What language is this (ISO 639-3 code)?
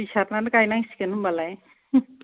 brx